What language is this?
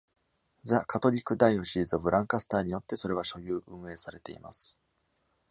Japanese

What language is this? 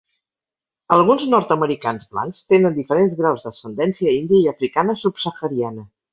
Catalan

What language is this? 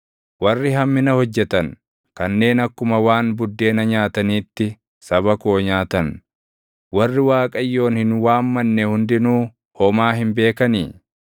Oromo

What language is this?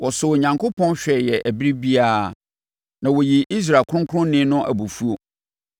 Akan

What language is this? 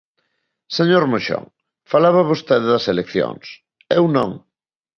Galician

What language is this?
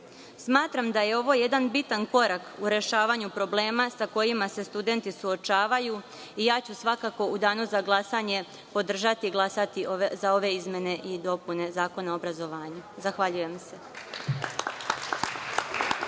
Serbian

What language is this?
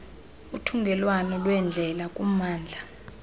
Xhosa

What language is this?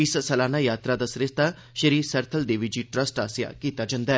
Dogri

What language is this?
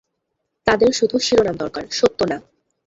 Bangla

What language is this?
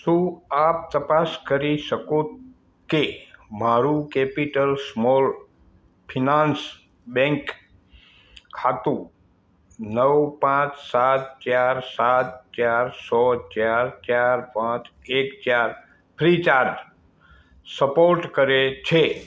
Gujarati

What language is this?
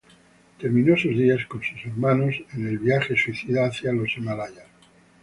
Spanish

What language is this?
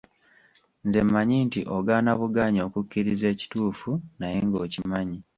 Ganda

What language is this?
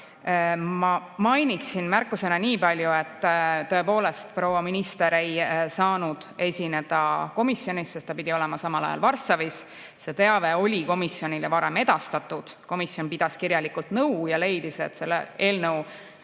Estonian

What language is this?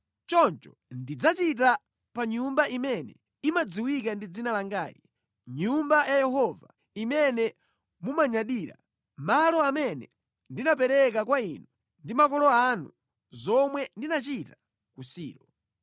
Nyanja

